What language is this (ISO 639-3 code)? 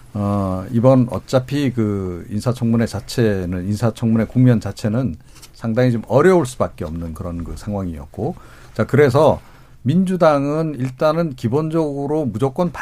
kor